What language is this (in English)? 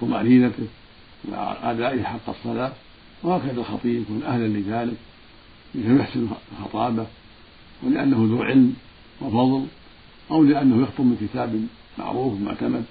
Arabic